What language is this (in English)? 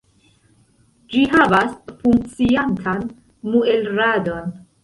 Esperanto